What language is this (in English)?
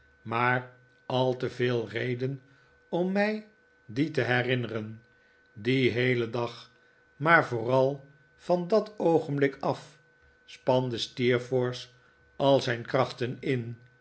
Dutch